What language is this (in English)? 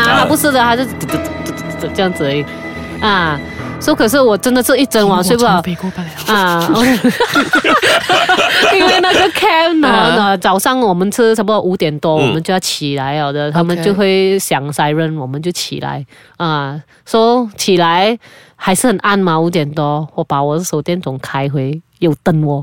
Chinese